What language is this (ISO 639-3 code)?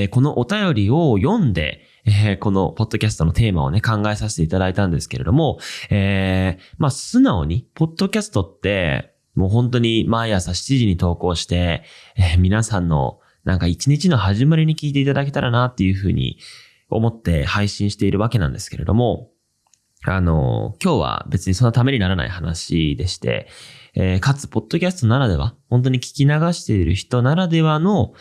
jpn